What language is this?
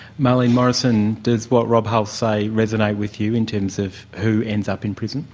English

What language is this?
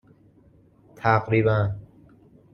Persian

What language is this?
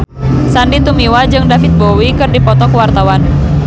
Sundanese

